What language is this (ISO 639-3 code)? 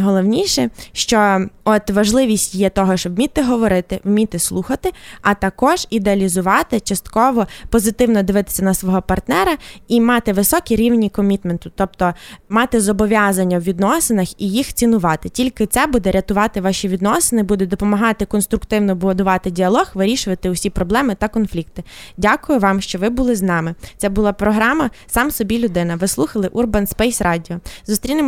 ukr